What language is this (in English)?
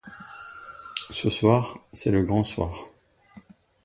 French